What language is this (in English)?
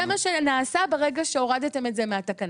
Hebrew